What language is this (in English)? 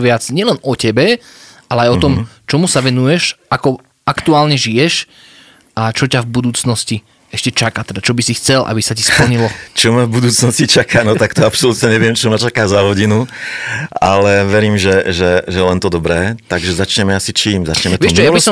Slovak